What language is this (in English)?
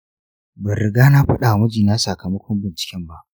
Hausa